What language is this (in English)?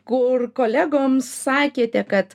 Lithuanian